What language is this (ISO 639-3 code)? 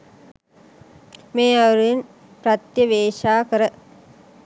sin